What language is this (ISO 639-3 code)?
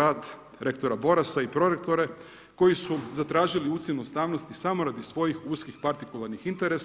hrv